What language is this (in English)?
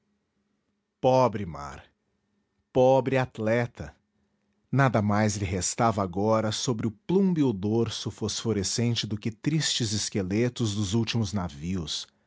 Portuguese